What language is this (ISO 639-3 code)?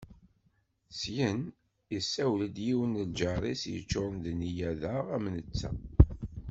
kab